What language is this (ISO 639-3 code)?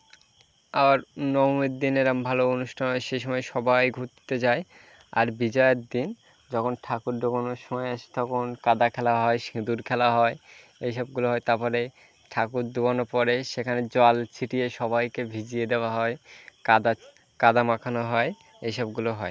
ben